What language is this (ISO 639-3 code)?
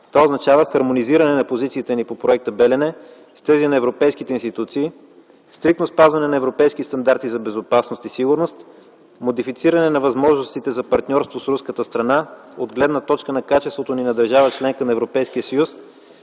bul